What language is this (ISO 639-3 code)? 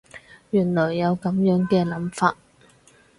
yue